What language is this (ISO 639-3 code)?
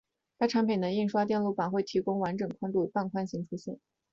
zho